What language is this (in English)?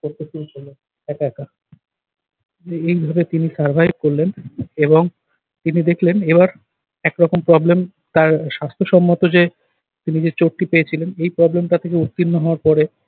Bangla